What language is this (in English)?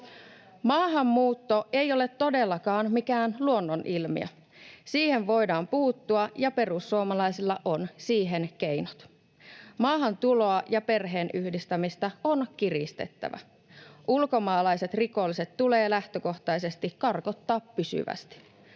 Finnish